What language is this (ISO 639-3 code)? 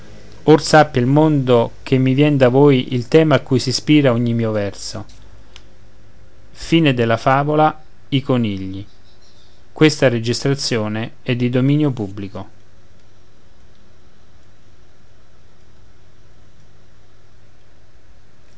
ita